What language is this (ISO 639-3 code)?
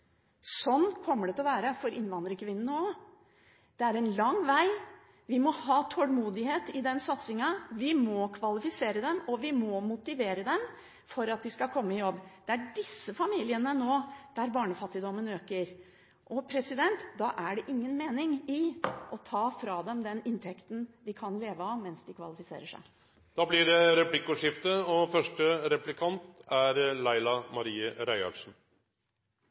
nor